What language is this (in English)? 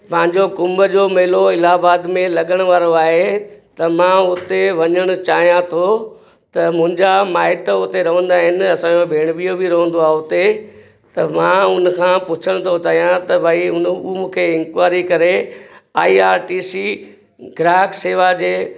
Sindhi